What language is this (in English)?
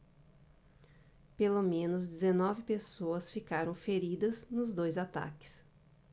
Portuguese